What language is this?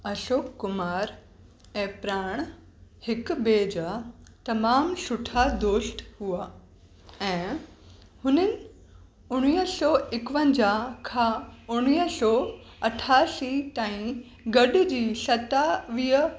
Sindhi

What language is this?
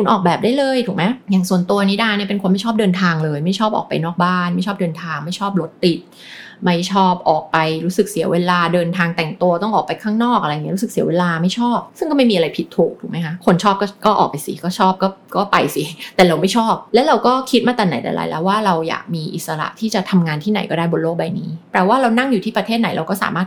Thai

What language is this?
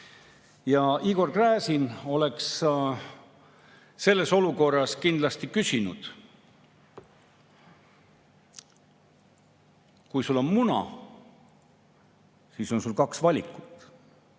Estonian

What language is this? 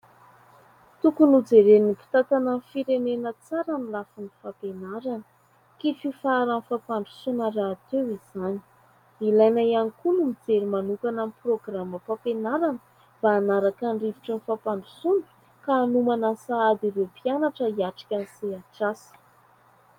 Malagasy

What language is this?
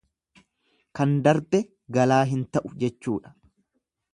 Oromo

